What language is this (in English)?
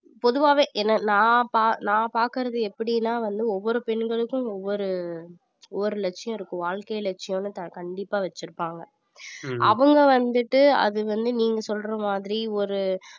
Tamil